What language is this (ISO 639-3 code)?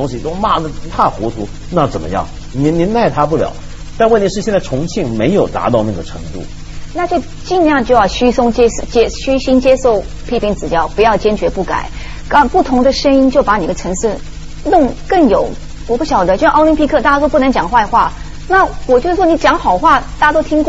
zho